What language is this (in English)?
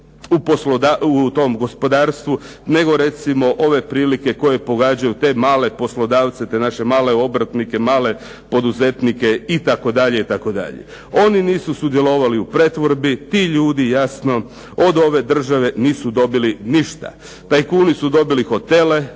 Croatian